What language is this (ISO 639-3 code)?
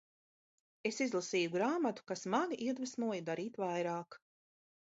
lav